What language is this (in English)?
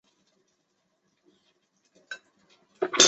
Chinese